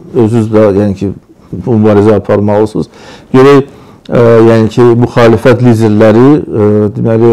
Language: Turkish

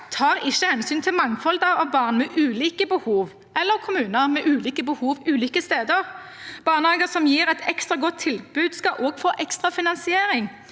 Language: Norwegian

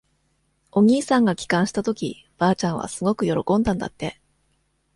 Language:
Japanese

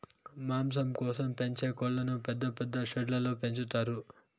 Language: Telugu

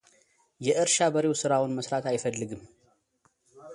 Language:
Amharic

